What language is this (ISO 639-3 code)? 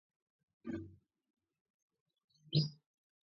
kat